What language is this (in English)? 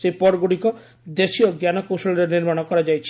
Odia